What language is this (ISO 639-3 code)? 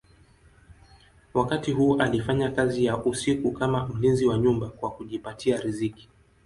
swa